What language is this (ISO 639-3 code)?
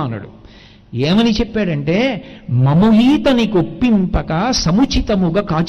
tel